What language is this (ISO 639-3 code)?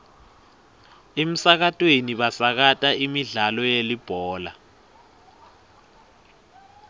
ssw